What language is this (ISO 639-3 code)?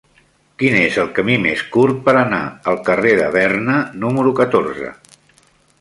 cat